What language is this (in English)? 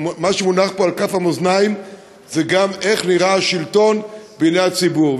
Hebrew